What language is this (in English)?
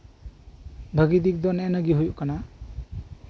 Santali